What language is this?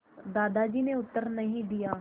Hindi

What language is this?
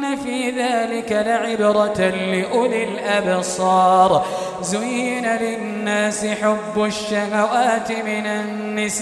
Arabic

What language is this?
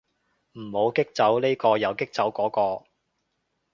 Cantonese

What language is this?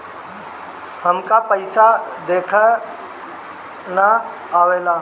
Bhojpuri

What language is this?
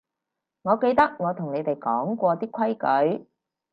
Cantonese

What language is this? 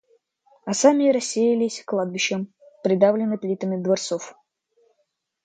Russian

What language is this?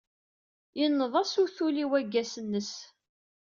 Kabyle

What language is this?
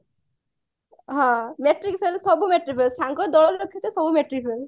Odia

